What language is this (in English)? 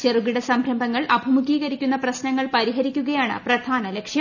Malayalam